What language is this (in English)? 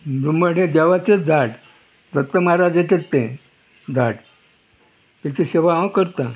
Konkani